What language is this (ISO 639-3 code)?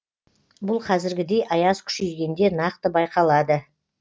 kaz